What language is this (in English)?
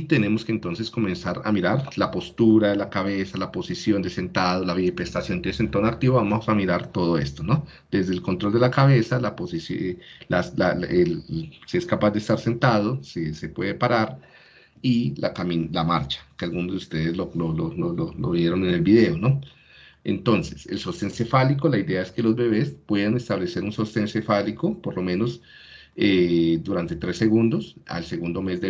Spanish